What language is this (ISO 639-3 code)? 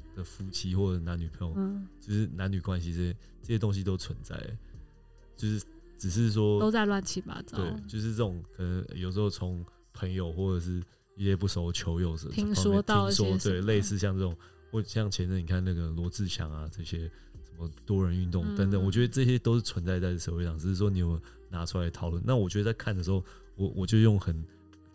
zho